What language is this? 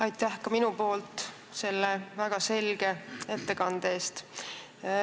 Estonian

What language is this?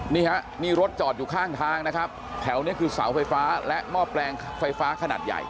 Thai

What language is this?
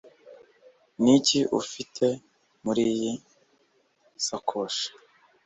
Kinyarwanda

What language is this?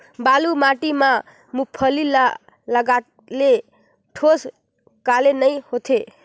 Chhattisgarhi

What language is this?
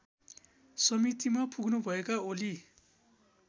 Nepali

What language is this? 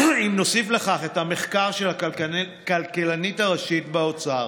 Hebrew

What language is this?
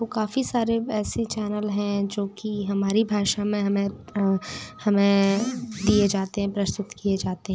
Hindi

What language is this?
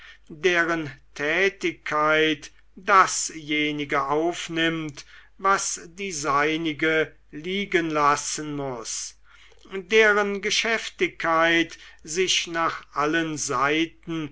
German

